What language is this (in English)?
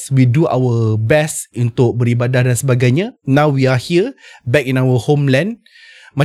Malay